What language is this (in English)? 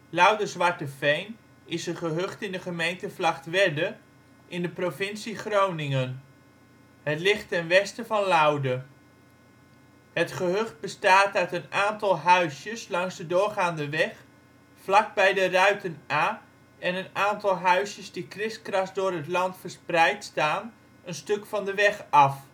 Dutch